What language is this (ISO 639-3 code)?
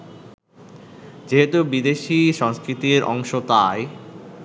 ben